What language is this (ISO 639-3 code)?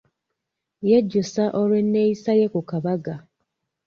lug